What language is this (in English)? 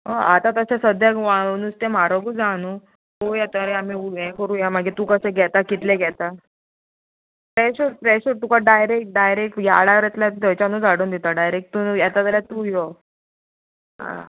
Konkani